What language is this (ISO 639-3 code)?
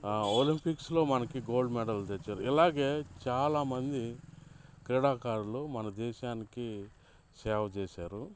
tel